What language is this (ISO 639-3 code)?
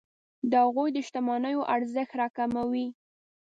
pus